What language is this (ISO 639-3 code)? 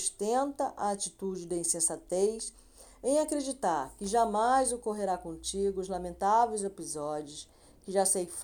por